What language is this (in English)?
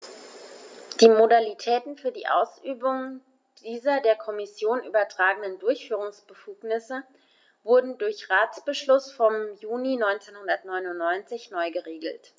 German